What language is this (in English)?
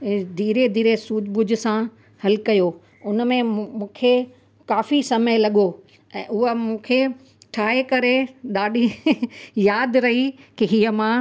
Sindhi